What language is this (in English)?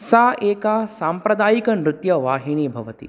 Sanskrit